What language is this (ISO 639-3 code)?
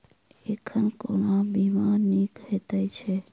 mai